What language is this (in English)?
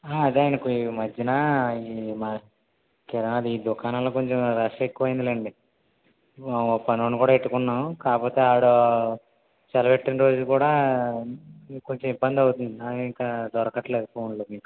Telugu